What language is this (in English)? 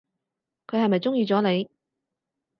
Cantonese